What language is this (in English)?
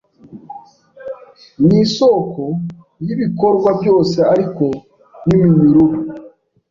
Kinyarwanda